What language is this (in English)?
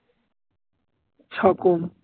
Bangla